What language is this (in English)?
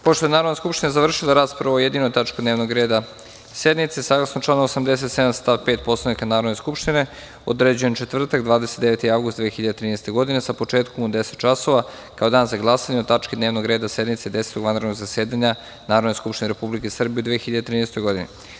Serbian